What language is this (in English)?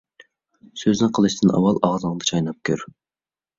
Uyghur